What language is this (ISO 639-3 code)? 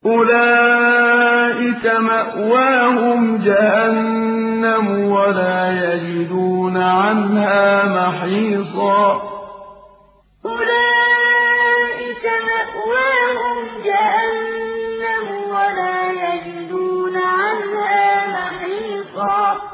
ara